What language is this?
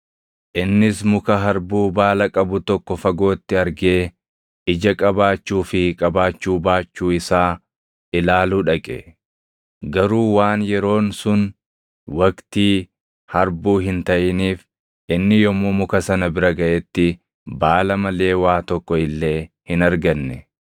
Oromo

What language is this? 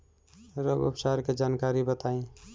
Bhojpuri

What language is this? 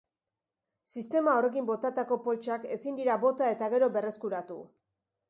Basque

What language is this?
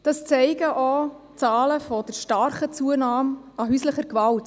Swiss German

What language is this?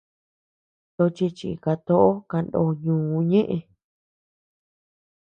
Tepeuxila Cuicatec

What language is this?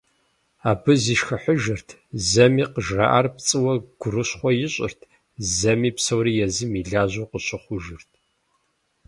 Kabardian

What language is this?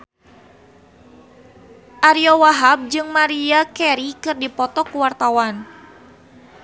Sundanese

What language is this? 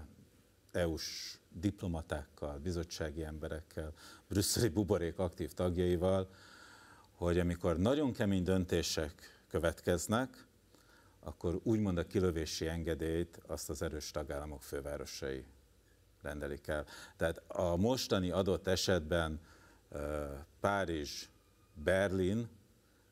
Hungarian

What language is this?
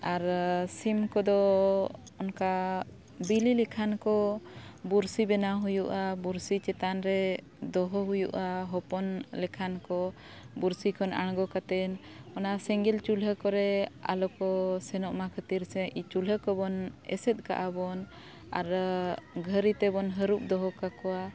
Santali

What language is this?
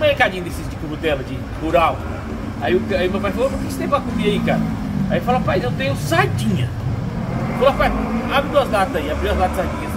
Portuguese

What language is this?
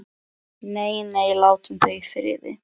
Icelandic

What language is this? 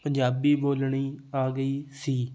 Punjabi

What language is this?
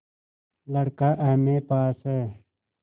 Hindi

